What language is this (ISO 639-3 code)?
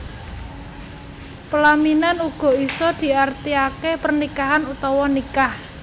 jav